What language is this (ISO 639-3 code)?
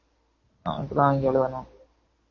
tam